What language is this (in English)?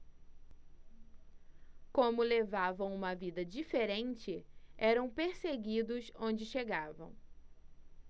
Portuguese